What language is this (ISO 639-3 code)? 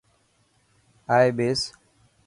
mki